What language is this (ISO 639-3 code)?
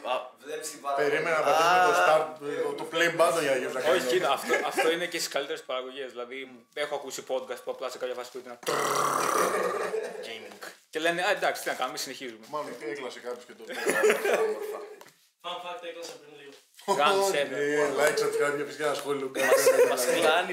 ell